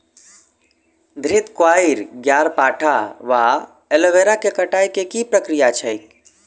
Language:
Maithili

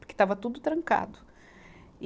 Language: Portuguese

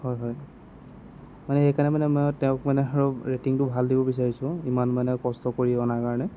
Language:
Assamese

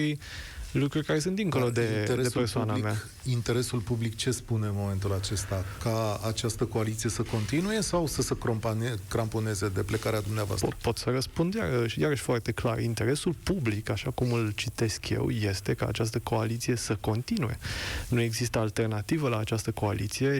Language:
Romanian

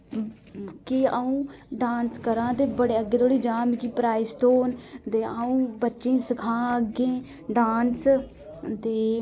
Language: Dogri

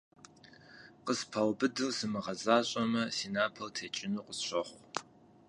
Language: Kabardian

